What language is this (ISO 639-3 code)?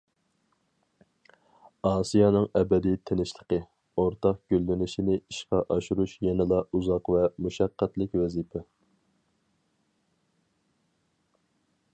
uig